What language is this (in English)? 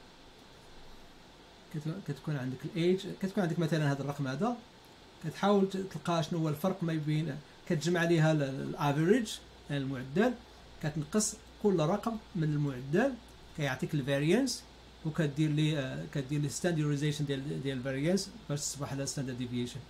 Arabic